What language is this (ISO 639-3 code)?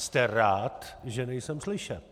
ces